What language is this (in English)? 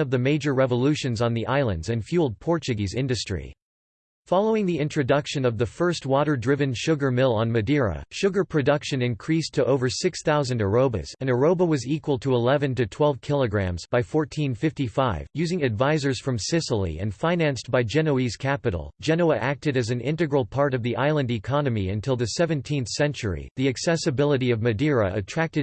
English